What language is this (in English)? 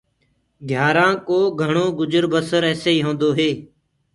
Gurgula